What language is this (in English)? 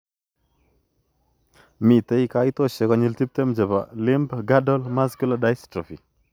Kalenjin